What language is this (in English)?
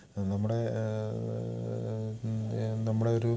Malayalam